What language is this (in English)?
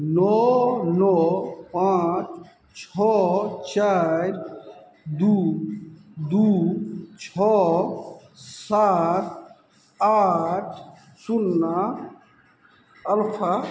Maithili